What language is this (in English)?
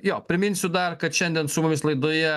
Lithuanian